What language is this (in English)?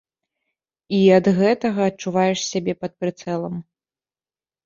Belarusian